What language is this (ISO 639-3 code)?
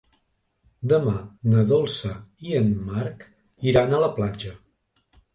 cat